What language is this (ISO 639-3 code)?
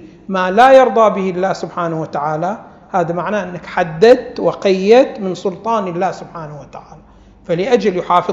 ara